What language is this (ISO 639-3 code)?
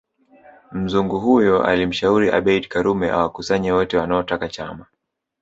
swa